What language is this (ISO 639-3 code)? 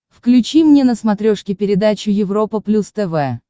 rus